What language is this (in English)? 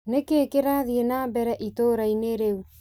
Kikuyu